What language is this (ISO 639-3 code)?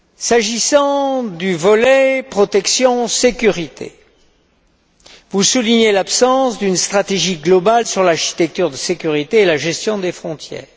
fra